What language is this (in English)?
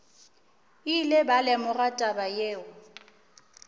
Northern Sotho